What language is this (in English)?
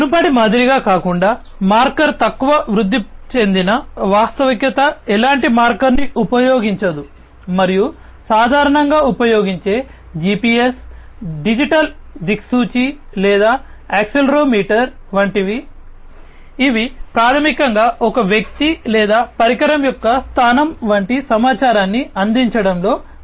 Telugu